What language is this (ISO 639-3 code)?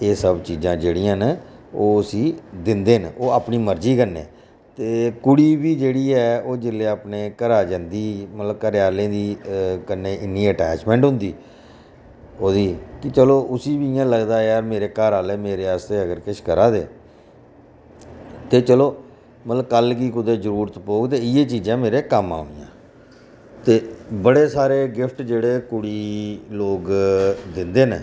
doi